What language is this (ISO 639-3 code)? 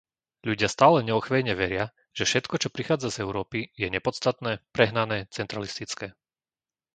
slk